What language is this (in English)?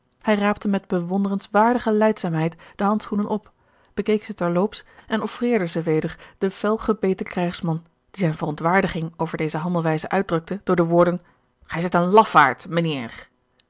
Dutch